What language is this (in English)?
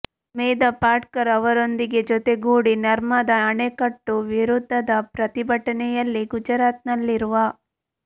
Kannada